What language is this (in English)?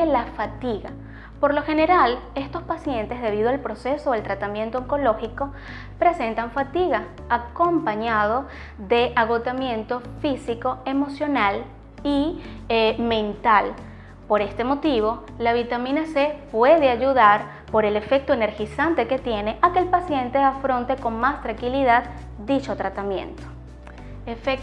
Spanish